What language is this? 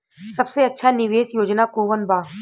Bhojpuri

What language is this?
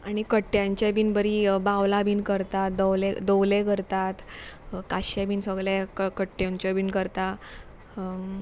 Konkani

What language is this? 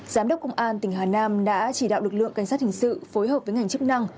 Vietnamese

